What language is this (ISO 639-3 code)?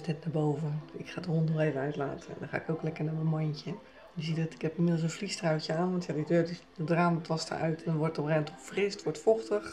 nld